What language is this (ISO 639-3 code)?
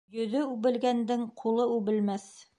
bak